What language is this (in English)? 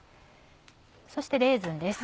Japanese